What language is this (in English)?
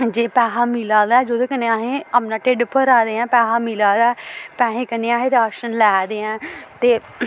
Dogri